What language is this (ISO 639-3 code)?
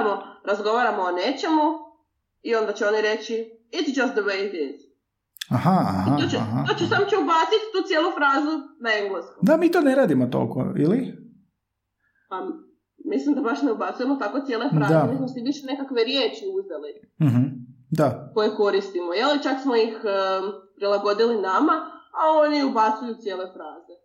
hrv